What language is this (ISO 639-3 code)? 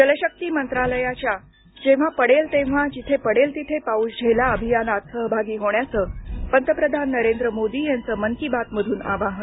mar